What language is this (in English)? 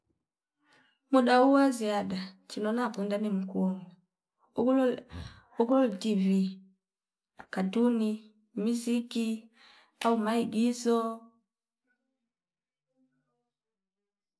Fipa